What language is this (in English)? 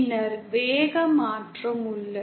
Tamil